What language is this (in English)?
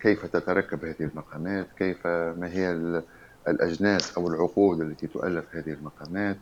Arabic